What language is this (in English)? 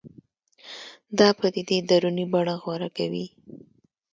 Pashto